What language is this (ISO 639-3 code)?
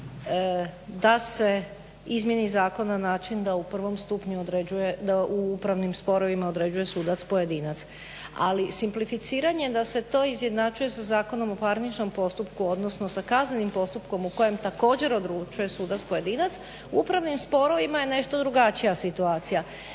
hrv